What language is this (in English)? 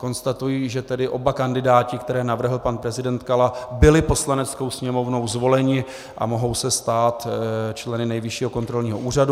Czech